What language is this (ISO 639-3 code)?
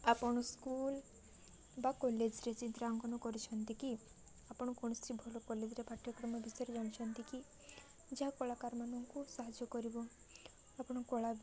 ori